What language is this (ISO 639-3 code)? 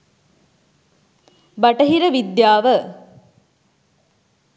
sin